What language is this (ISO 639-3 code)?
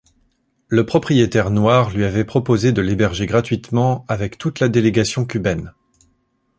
fra